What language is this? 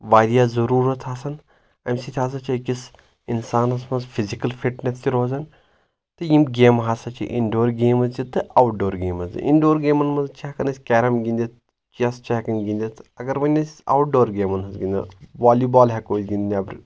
Kashmiri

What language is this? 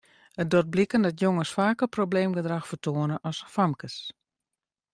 Western Frisian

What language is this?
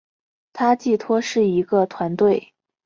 Chinese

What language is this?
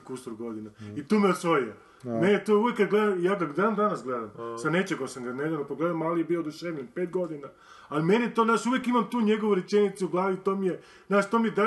Croatian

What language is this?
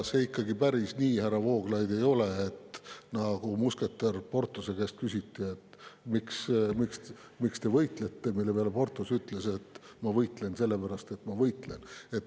Estonian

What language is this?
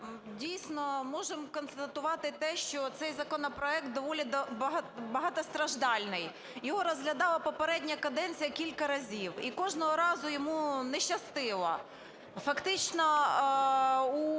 Ukrainian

